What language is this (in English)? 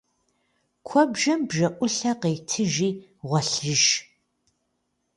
Kabardian